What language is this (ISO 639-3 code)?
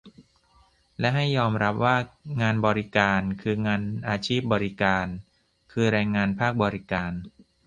tha